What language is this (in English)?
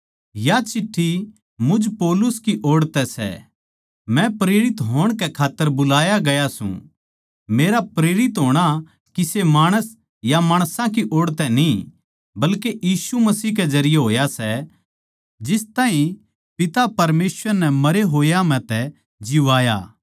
Haryanvi